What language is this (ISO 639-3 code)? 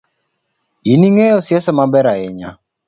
luo